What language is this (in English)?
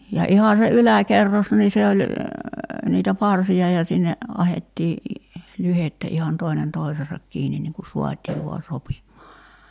Finnish